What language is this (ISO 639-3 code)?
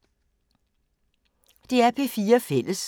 dan